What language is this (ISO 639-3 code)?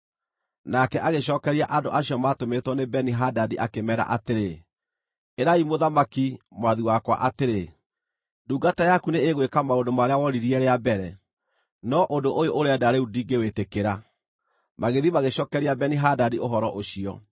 kik